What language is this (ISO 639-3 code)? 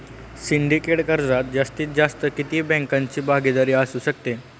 mar